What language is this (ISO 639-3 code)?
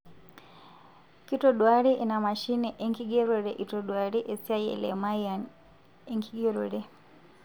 mas